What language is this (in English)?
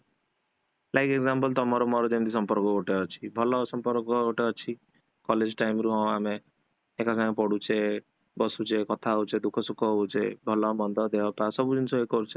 Odia